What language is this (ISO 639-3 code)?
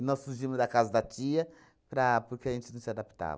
por